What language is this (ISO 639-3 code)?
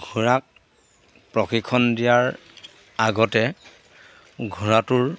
asm